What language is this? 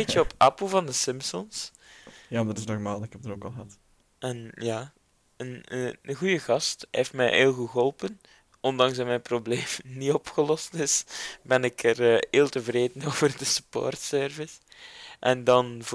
Dutch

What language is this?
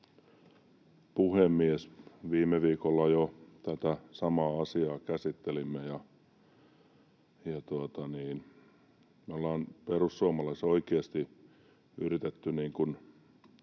Finnish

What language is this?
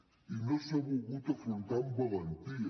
Catalan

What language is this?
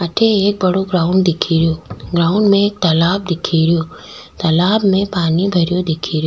Rajasthani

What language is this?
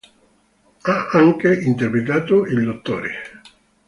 Italian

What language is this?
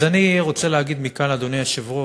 Hebrew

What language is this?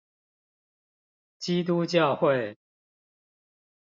Chinese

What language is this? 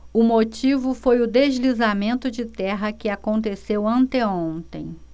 Portuguese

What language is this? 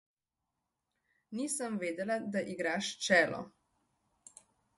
Slovenian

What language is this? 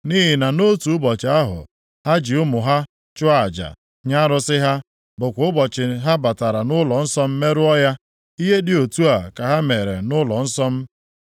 Igbo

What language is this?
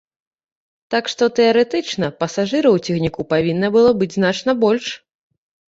Belarusian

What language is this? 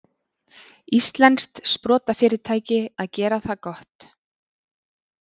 Icelandic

